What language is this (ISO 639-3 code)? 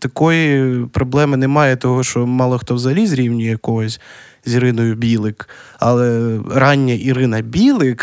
ukr